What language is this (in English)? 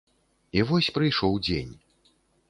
Belarusian